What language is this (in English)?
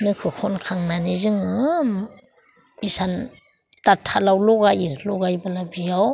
Bodo